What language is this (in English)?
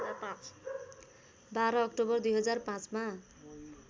Nepali